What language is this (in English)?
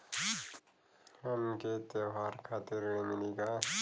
Bhojpuri